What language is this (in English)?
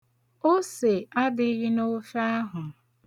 Igbo